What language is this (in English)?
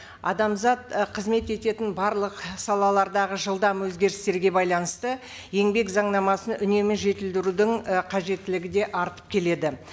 Kazakh